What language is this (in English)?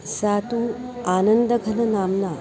Sanskrit